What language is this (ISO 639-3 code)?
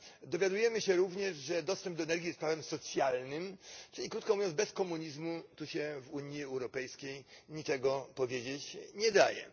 pol